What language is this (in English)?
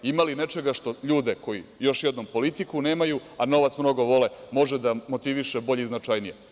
Serbian